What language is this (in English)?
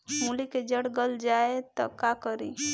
Bhojpuri